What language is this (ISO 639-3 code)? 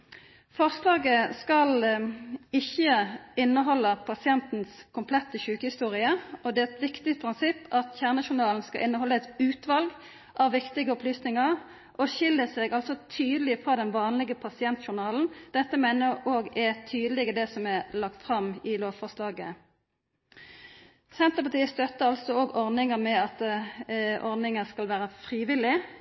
nno